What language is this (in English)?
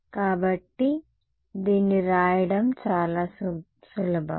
Telugu